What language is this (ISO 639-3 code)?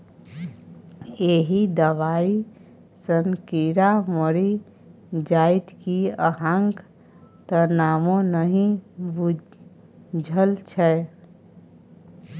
mai